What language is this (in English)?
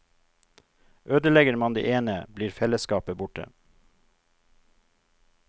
Norwegian